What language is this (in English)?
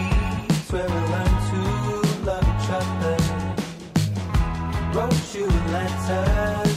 Dutch